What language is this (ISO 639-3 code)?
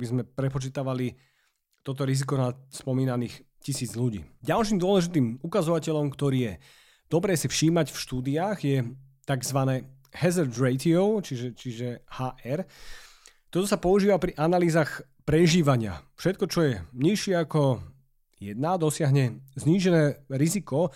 slk